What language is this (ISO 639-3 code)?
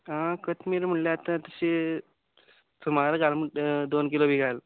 kok